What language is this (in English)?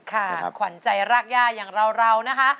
Thai